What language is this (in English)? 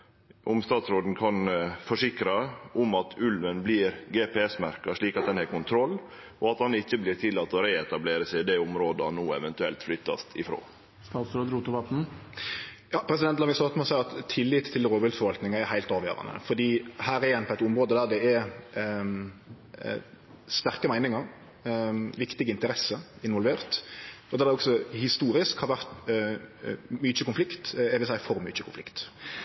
Norwegian Nynorsk